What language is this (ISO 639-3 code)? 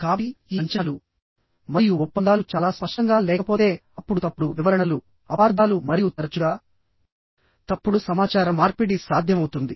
tel